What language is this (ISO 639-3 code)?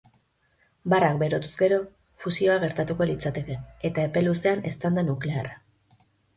eus